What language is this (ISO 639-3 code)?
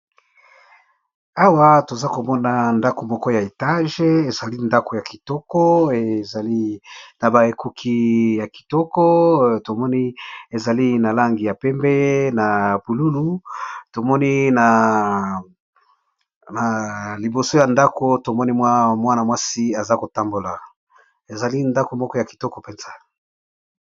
lin